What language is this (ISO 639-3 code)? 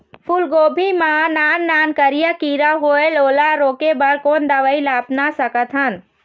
hne